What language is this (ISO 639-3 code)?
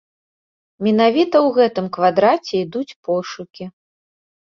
bel